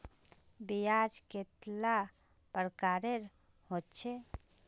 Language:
Magahi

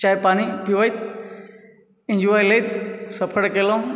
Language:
Maithili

